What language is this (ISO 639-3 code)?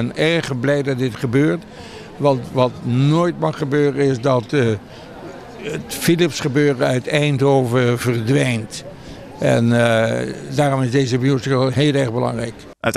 nld